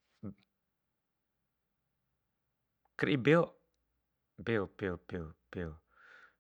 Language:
Bima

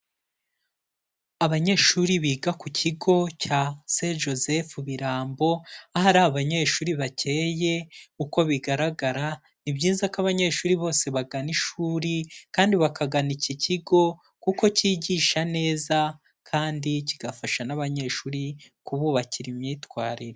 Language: Kinyarwanda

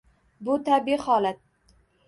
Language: Uzbek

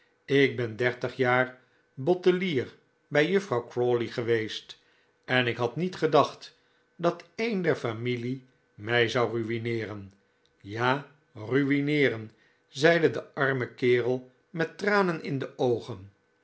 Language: Dutch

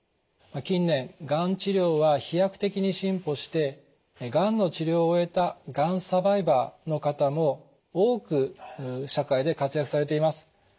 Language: Japanese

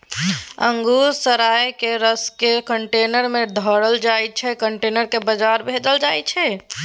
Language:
Maithili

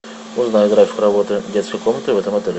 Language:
Russian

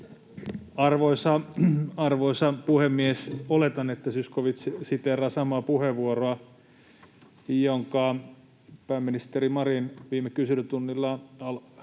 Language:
Finnish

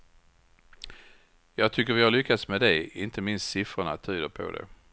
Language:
Swedish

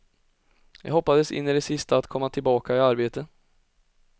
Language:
Swedish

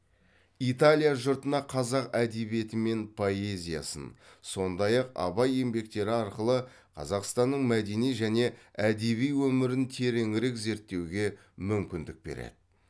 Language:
Kazakh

